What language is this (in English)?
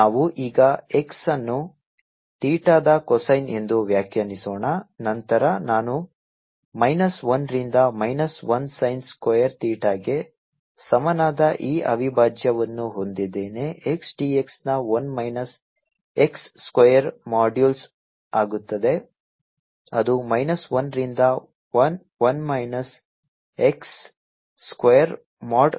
Kannada